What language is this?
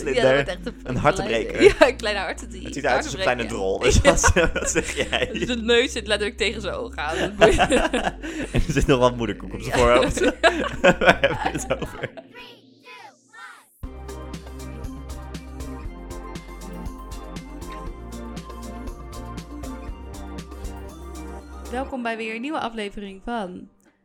Dutch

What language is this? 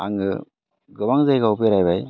Bodo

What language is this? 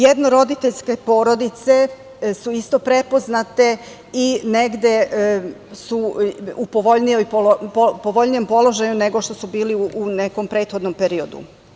Serbian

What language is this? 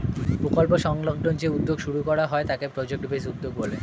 Bangla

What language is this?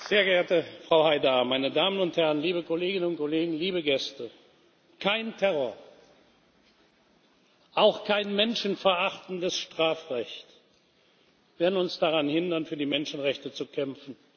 German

